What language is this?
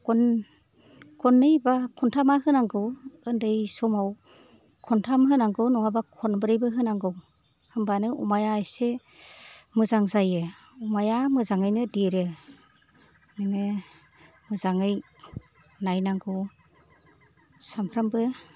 Bodo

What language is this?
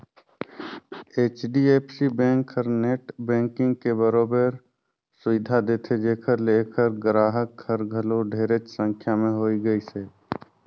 Chhattisgarhi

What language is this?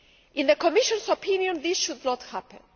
English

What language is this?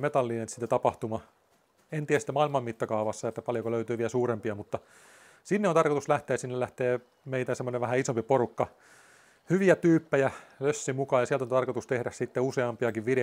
Finnish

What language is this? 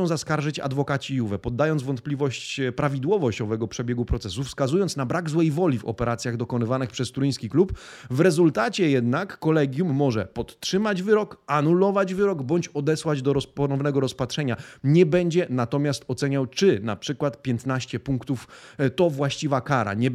Polish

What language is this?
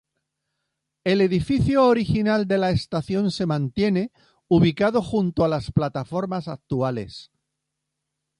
Spanish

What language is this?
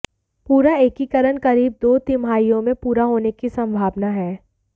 Hindi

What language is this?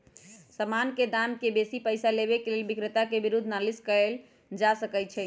Magahi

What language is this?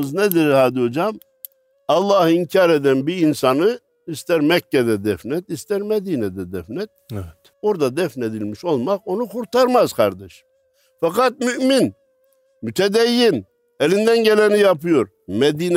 Turkish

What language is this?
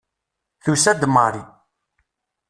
Kabyle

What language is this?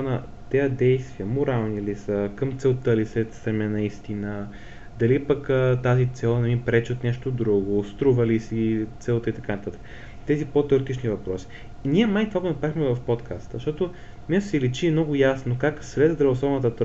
Bulgarian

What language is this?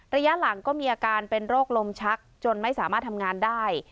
Thai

